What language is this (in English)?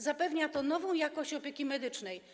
Polish